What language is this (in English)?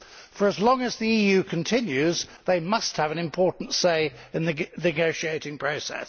English